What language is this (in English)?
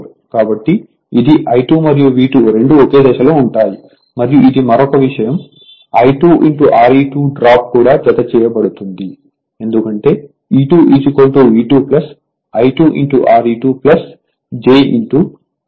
Telugu